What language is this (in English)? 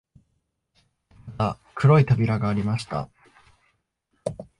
Japanese